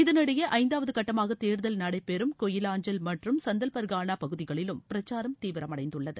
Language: Tamil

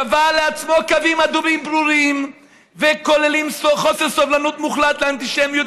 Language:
Hebrew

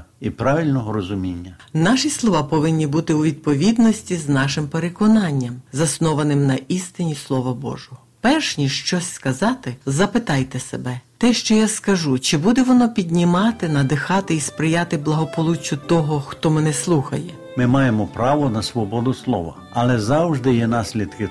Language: Ukrainian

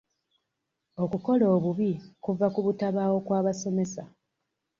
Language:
Ganda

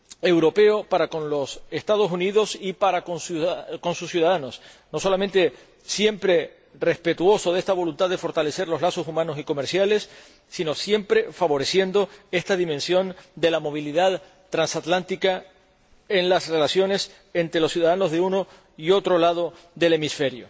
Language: Spanish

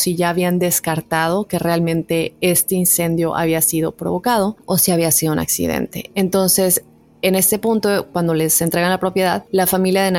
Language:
Spanish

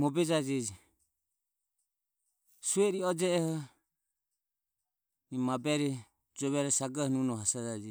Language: Ömie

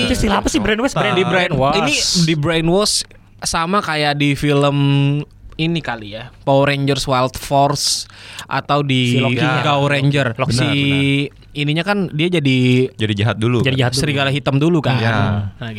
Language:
Indonesian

